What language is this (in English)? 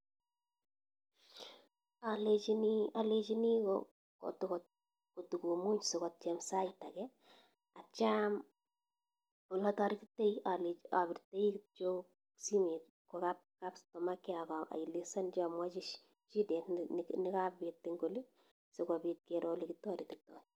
Kalenjin